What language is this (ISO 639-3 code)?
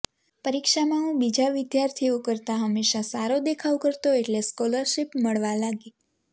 guj